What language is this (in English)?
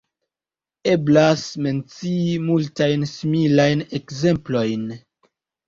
Esperanto